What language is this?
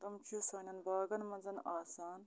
Kashmiri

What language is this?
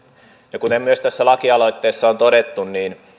Finnish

